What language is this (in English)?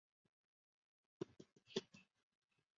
Chinese